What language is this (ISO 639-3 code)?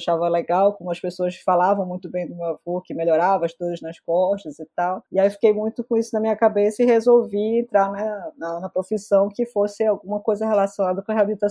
por